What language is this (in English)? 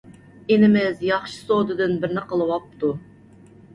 Uyghur